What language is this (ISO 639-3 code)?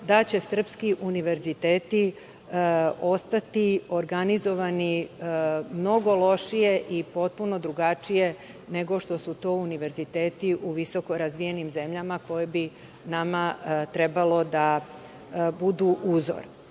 srp